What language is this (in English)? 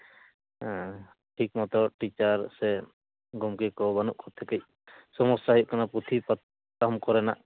Santali